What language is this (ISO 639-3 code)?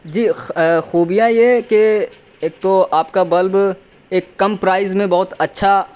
urd